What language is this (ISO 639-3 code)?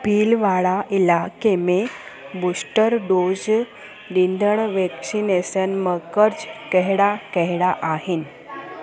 snd